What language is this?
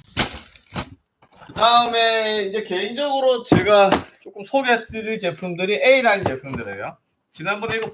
Korean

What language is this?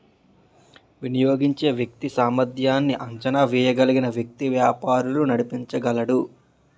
Telugu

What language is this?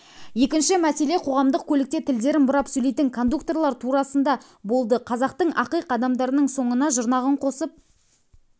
Kazakh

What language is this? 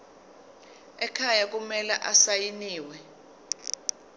Zulu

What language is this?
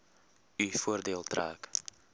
Afrikaans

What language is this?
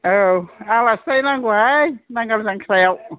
Bodo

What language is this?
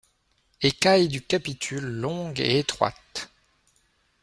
French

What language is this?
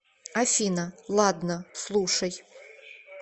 Russian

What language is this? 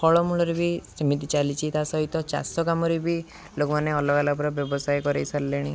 Odia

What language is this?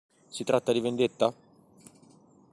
Italian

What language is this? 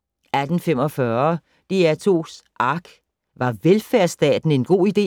Danish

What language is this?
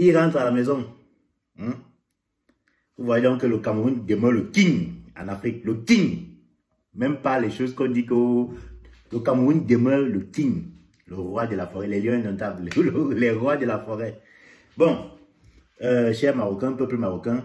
French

